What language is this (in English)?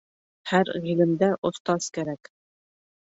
Bashkir